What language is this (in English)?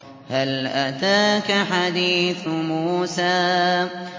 Arabic